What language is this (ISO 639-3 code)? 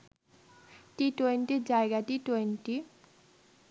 ben